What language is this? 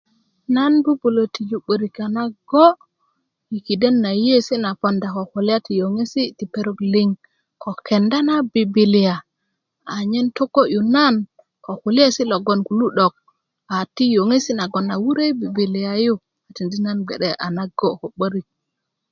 Kuku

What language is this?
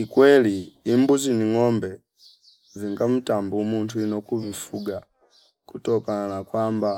Fipa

